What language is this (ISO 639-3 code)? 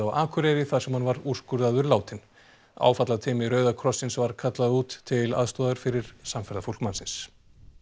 isl